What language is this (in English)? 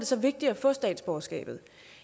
Danish